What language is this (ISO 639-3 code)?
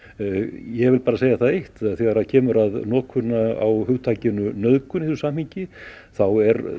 isl